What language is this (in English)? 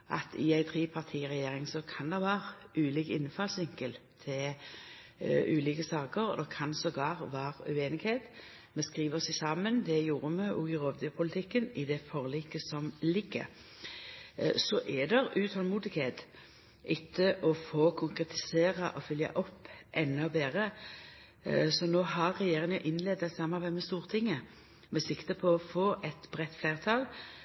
Norwegian Nynorsk